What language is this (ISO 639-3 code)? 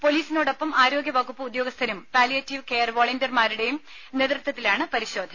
mal